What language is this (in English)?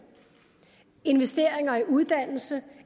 Danish